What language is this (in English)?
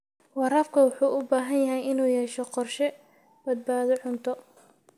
Somali